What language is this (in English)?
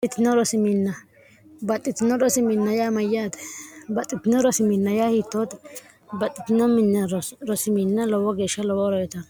Sidamo